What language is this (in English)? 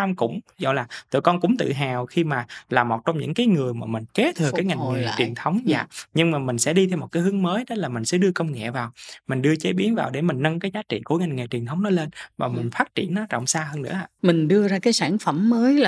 Vietnamese